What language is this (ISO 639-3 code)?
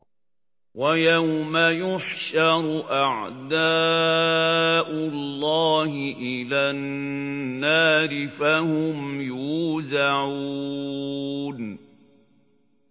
ara